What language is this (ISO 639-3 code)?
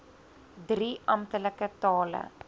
afr